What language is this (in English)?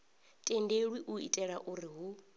Venda